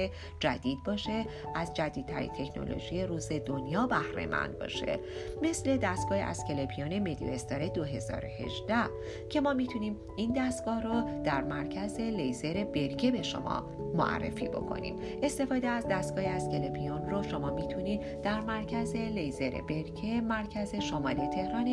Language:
Persian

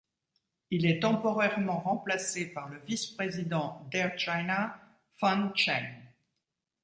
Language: French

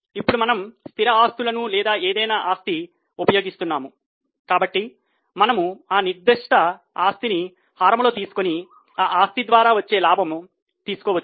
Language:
Telugu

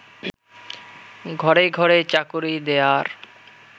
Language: Bangla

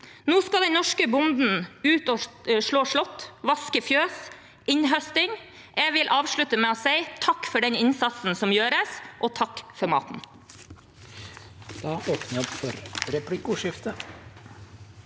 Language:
Norwegian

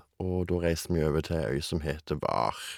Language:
Norwegian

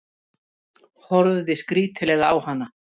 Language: Icelandic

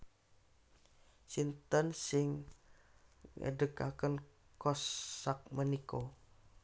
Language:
Javanese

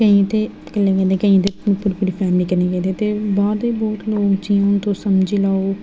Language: Dogri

